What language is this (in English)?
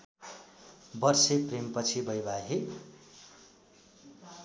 Nepali